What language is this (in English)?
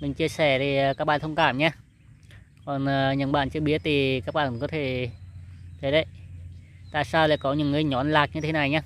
Vietnamese